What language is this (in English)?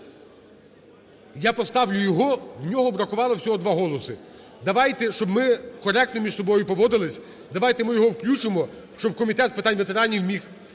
Ukrainian